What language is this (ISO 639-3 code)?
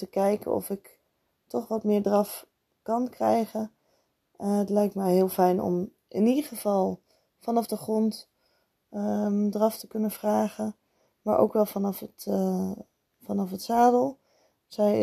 nld